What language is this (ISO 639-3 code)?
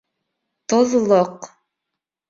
bak